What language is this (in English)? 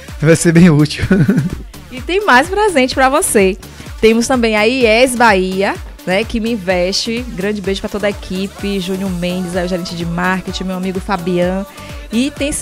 Portuguese